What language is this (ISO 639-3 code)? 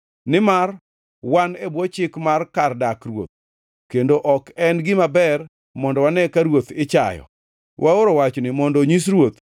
luo